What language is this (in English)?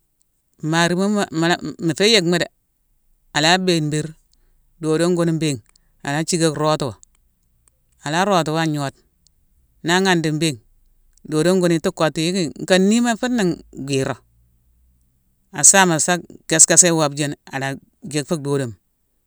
Mansoanka